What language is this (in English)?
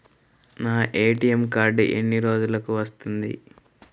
Telugu